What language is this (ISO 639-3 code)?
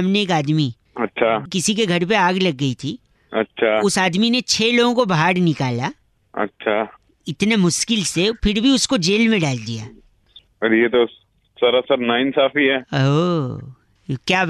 hin